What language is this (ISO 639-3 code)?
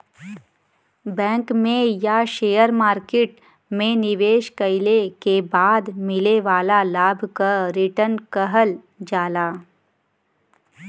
bho